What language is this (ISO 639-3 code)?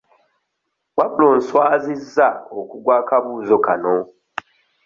lug